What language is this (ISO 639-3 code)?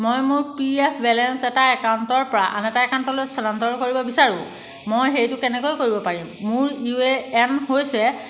asm